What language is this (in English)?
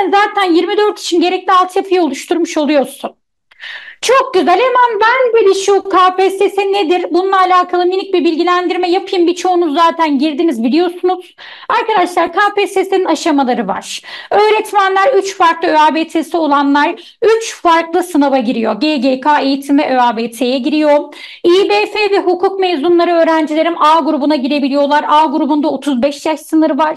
Turkish